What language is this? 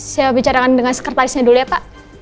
Indonesian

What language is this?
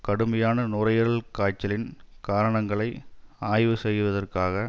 Tamil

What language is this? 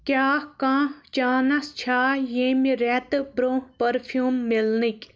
Kashmiri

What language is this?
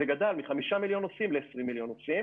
Hebrew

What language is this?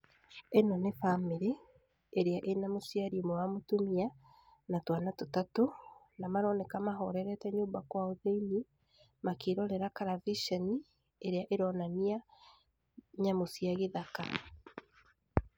Kikuyu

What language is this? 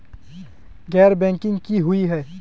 Magahi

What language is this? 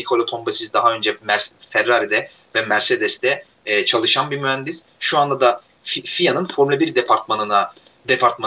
Turkish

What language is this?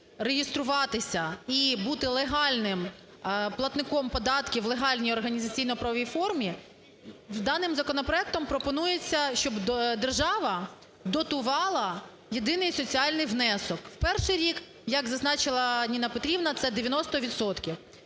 Ukrainian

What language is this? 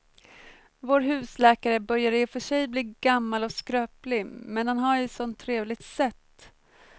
Swedish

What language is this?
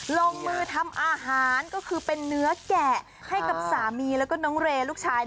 Thai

